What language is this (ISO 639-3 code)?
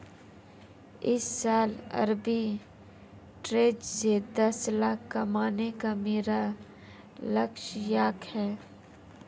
hin